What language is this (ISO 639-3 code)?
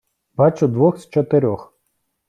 ukr